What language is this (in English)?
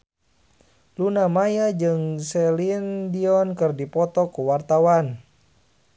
Sundanese